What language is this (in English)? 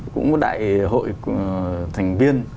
Vietnamese